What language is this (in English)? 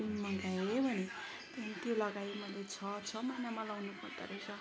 Nepali